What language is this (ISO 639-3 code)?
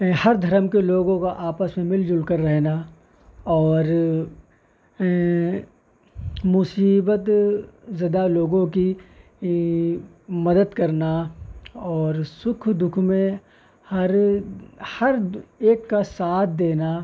urd